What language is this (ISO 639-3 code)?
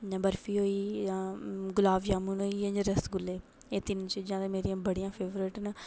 doi